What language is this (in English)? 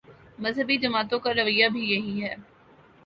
Urdu